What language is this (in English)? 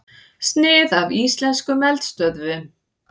Icelandic